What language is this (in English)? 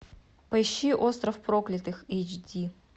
Russian